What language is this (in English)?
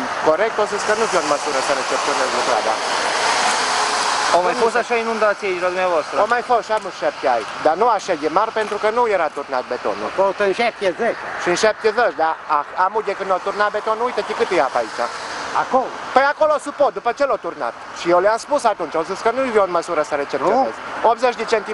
Romanian